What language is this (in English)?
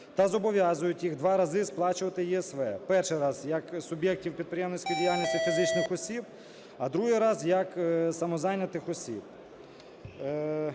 Ukrainian